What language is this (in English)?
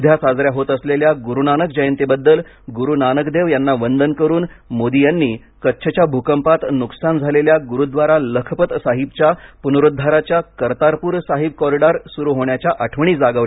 Marathi